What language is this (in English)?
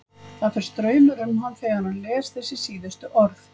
Icelandic